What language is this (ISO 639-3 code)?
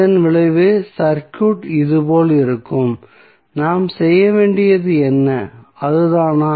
tam